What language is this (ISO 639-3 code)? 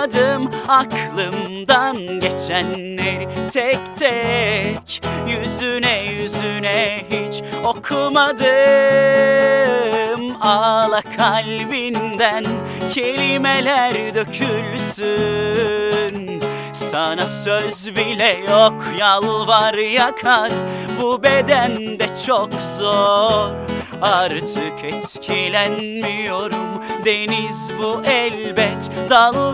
tur